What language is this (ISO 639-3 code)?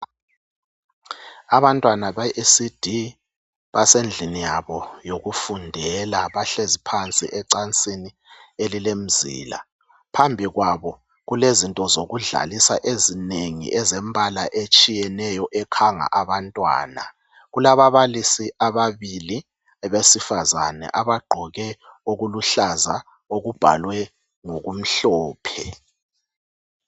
nde